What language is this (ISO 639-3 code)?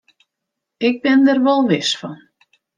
fry